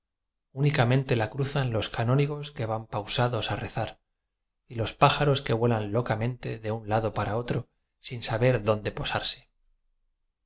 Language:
Spanish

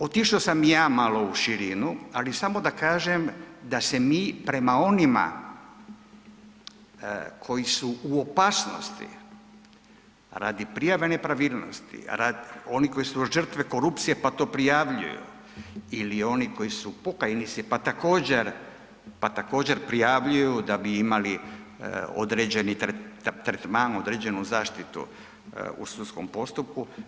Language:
Croatian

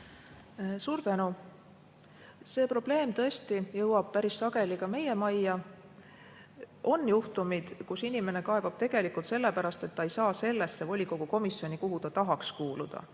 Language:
Estonian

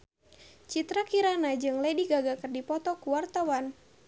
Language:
Sundanese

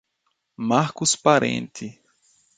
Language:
Portuguese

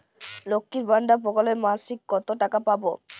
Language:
Bangla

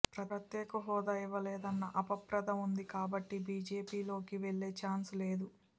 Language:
Telugu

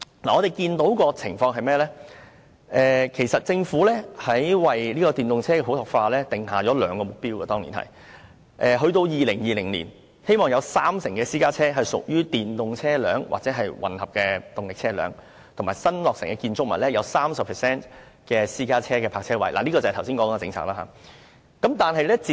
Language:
Cantonese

